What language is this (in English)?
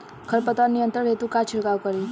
Bhojpuri